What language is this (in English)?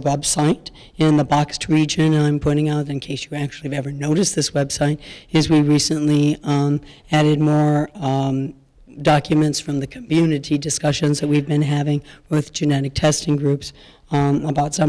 English